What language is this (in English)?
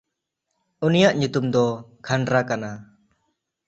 Santali